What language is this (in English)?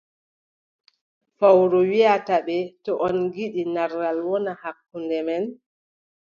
Adamawa Fulfulde